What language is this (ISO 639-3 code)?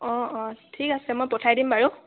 asm